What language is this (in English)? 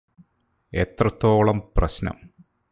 Malayalam